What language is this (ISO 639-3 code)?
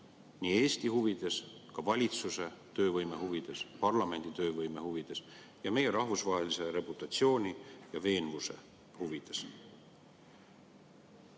est